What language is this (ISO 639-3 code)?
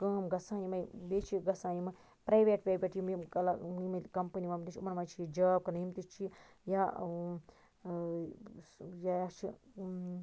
kas